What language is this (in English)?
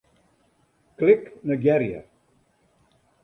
Western Frisian